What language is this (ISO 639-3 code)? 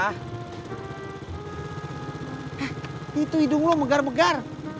ind